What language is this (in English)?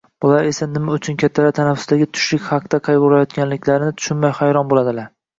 Uzbek